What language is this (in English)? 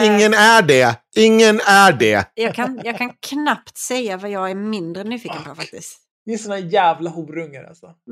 Swedish